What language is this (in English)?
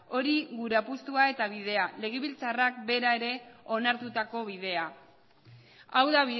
Basque